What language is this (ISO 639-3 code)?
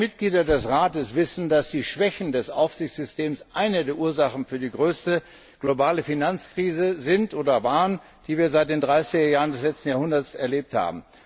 deu